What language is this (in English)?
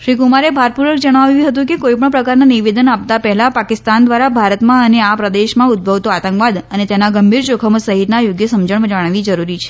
Gujarati